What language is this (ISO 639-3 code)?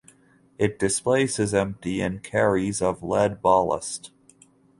eng